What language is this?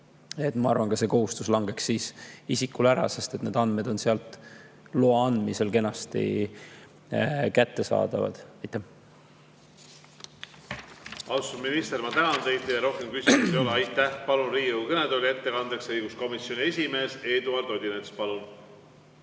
Estonian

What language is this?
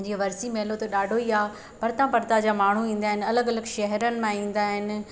Sindhi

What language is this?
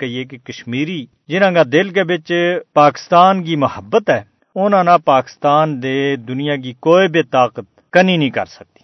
Urdu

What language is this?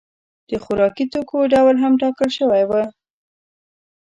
Pashto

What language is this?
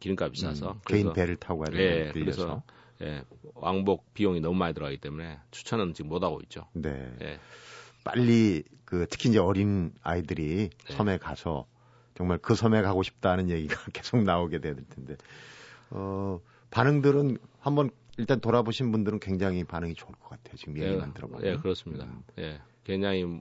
Korean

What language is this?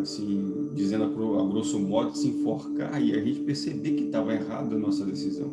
Portuguese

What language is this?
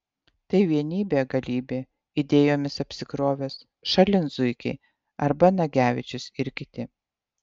Lithuanian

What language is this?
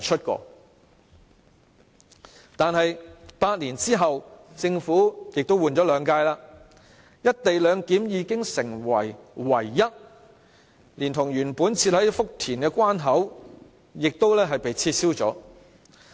Cantonese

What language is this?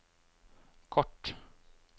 Norwegian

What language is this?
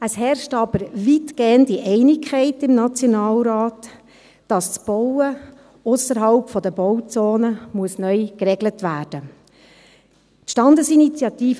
Swiss German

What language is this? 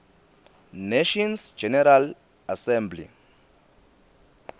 Swati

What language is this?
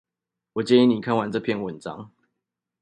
Chinese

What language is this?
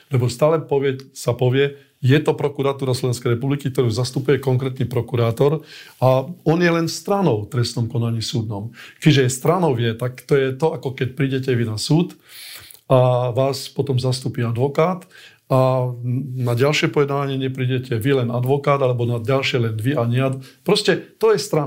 Slovak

